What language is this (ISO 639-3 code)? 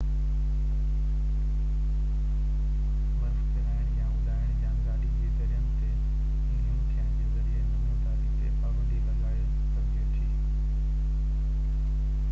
snd